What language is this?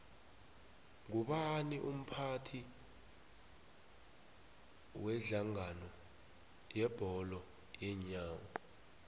South Ndebele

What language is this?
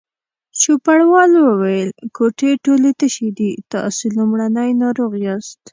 Pashto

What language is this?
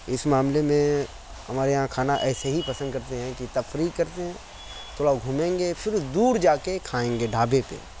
Urdu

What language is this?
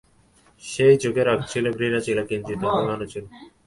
Bangla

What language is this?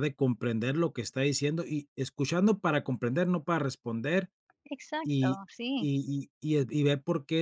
Spanish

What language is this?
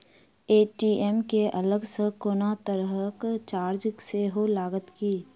Maithili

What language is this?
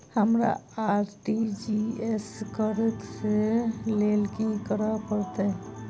Maithili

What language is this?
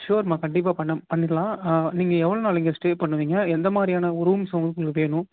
Tamil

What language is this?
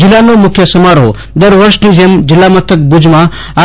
Gujarati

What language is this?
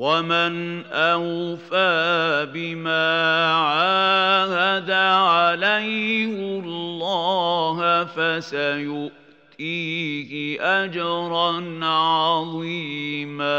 Arabic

